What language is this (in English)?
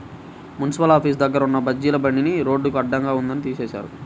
Telugu